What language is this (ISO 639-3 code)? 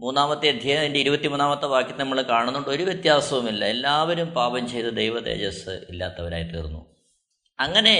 mal